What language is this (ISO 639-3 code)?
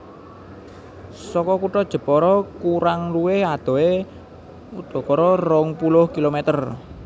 jav